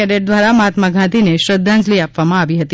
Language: Gujarati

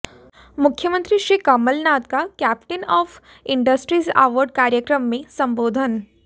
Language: Hindi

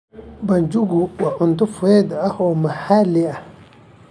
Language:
Somali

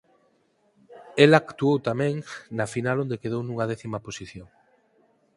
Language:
Galician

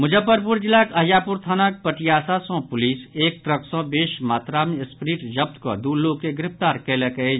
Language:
Maithili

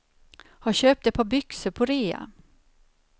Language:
Swedish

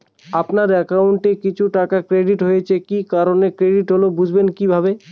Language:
Bangla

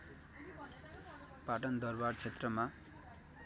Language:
Nepali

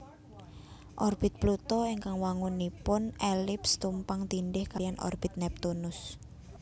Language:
Javanese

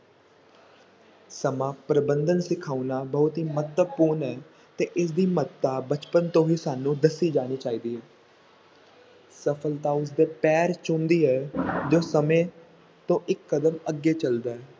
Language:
Punjabi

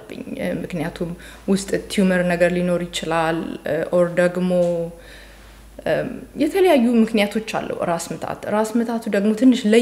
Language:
Arabic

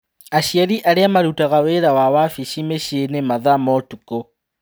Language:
Kikuyu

